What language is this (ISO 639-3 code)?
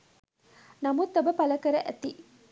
sin